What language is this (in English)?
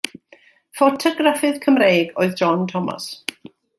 Welsh